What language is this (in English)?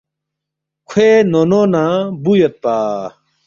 Balti